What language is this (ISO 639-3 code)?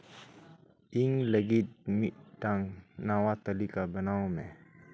sat